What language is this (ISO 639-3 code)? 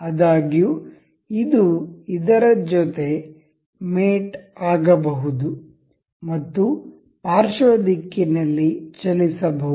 kan